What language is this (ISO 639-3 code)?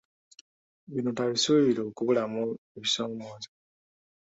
lug